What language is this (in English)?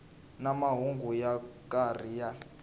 Tsonga